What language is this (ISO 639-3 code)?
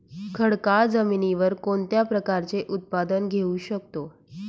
mar